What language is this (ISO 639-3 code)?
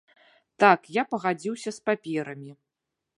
bel